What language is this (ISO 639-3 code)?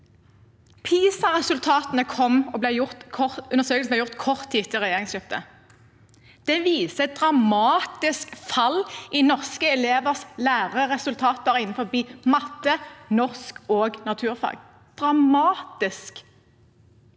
nor